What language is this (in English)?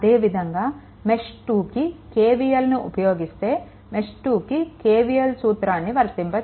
Telugu